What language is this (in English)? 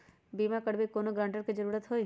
Magahi